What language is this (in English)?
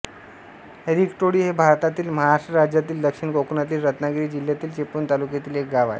Marathi